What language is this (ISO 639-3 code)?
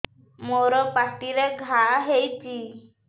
ori